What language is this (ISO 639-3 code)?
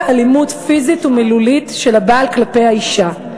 heb